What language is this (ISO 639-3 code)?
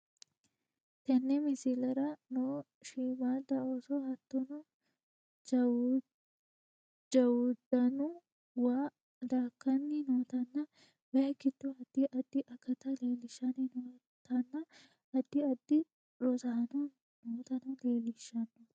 sid